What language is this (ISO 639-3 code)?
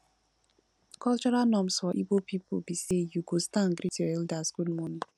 pcm